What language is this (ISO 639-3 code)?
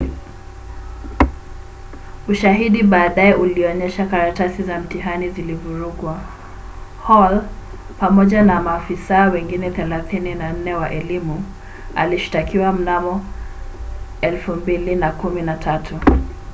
swa